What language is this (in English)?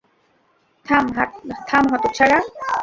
Bangla